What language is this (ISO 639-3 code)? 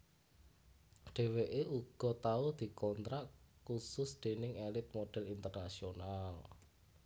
jav